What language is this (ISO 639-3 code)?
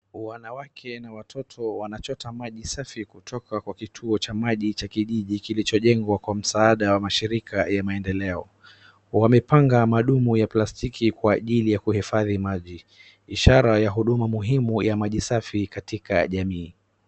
swa